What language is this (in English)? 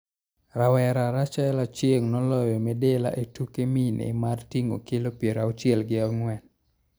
Luo (Kenya and Tanzania)